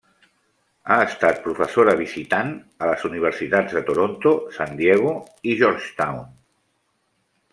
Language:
Catalan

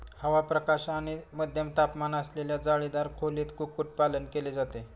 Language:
Marathi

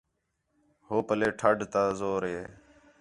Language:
Khetrani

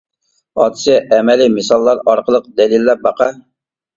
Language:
Uyghur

